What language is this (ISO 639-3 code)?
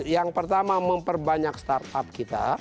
ind